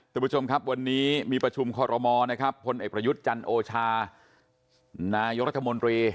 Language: Thai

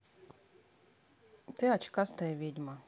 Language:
Russian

